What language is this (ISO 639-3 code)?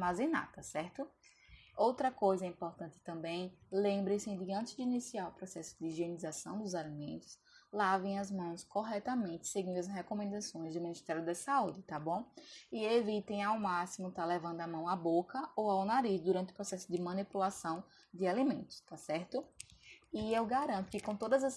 por